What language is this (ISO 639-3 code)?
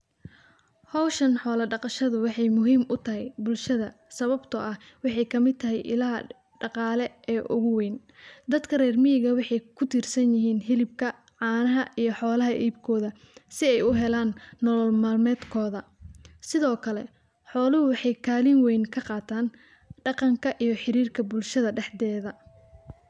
som